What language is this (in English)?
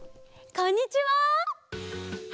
Japanese